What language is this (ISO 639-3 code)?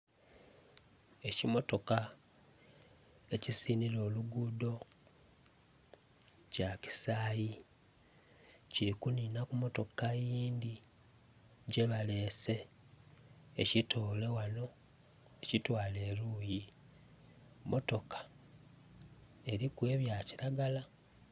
xog